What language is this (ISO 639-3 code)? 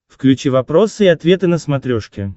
rus